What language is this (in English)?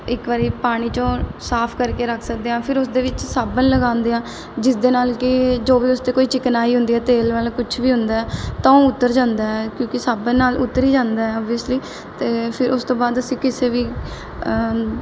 Punjabi